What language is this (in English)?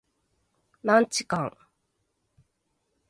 Japanese